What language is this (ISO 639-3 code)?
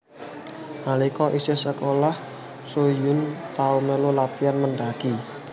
jav